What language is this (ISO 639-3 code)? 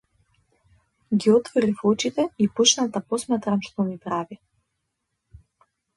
mkd